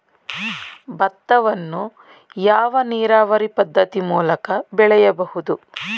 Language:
Kannada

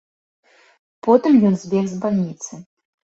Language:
Belarusian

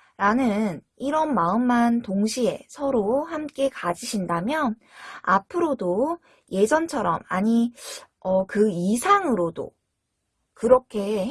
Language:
Korean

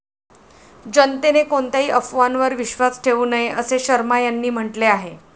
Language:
Marathi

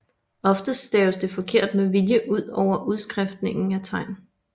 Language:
Danish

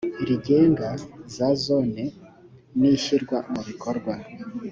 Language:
Kinyarwanda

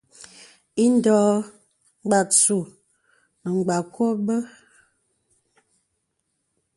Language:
Bebele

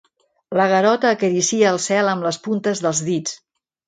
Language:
Catalan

